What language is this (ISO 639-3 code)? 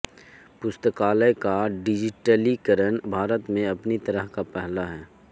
hin